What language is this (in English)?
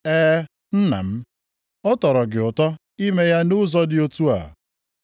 Igbo